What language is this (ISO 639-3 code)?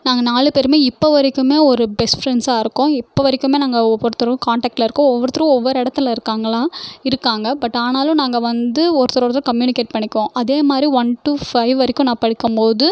tam